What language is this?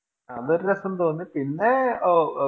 Malayalam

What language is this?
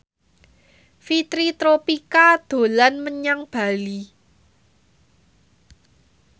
Javanese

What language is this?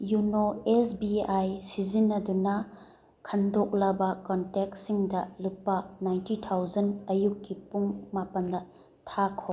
Manipuri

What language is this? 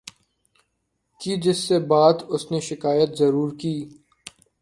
Urdu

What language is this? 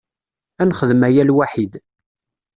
Kabyle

